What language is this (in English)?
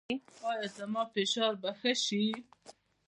Pashto